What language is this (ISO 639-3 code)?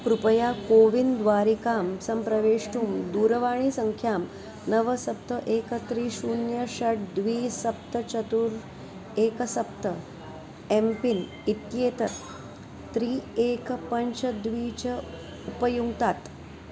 san